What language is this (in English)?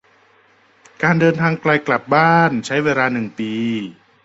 Thai